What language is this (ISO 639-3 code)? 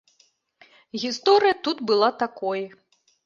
bel